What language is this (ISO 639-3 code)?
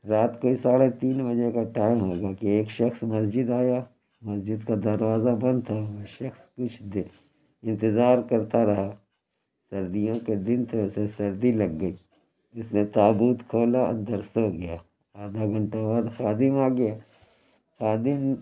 urd